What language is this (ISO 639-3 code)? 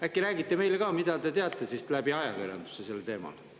est